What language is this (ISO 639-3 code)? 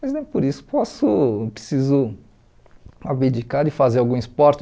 por